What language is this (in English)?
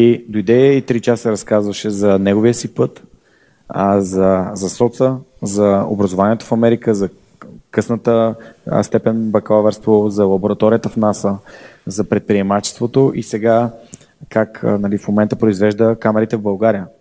Bulgarian